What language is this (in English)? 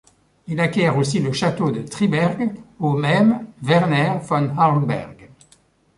French